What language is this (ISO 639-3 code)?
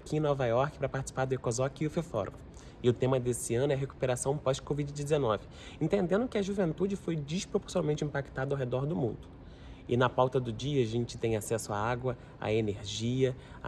por